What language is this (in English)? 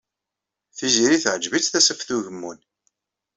Kabyle